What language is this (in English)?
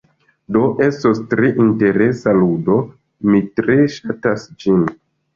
Esperanto